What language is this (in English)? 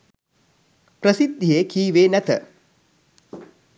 Sinhala